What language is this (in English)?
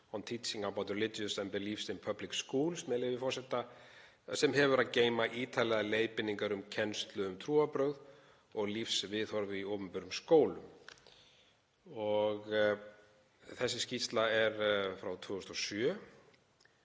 Icelandic